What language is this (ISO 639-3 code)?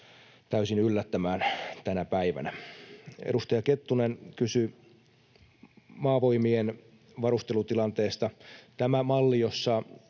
fin